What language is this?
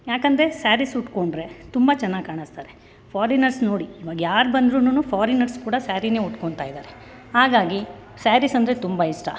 Kannada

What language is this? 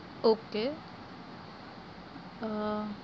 Gujarati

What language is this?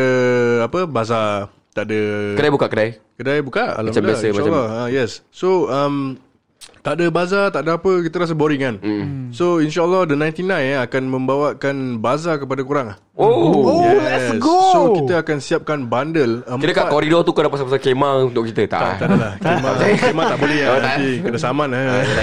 Malay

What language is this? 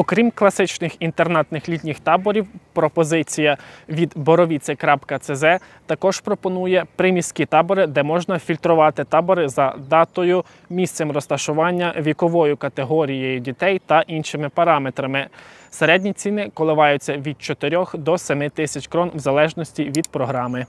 Ukrainian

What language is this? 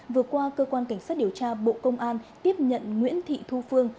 Vietnamese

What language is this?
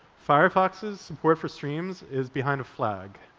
English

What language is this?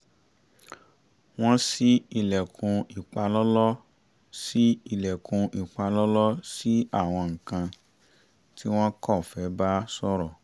Yoruba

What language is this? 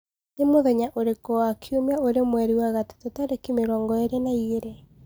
Kikuyu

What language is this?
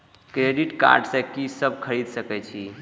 Maithili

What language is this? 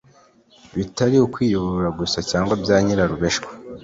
Kinyarwanda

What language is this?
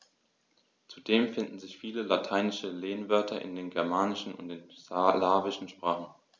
German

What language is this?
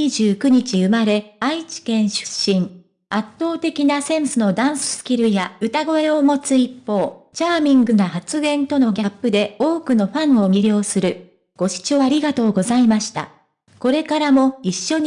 Japanese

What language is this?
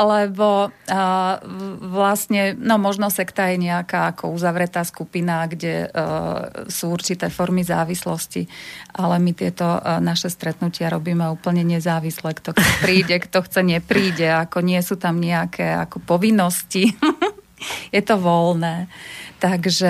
Slovak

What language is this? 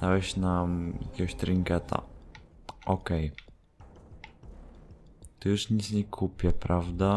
Polish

